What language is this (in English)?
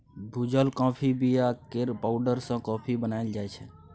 Maithili